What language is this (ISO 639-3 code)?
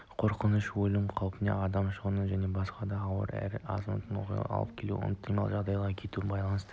kaz